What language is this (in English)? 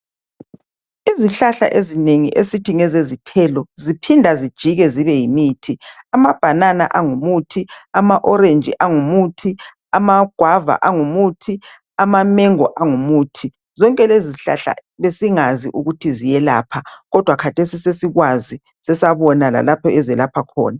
North Ndebele